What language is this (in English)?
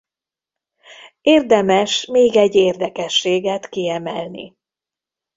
Hungarian